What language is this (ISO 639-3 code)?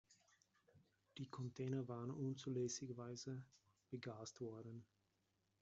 deu